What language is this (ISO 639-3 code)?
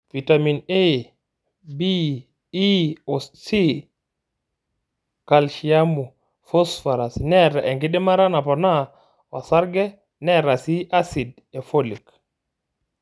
mas